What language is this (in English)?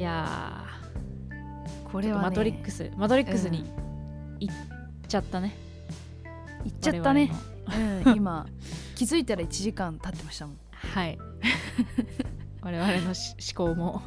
Japanese